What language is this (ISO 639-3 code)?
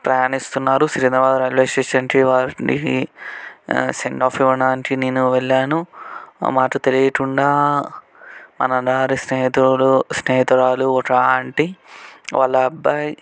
tel